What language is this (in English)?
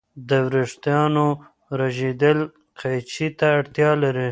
Pashto